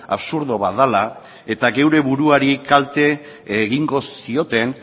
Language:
Basque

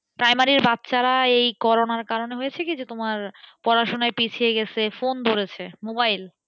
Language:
Bangla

